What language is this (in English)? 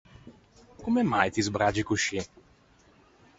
Ligurian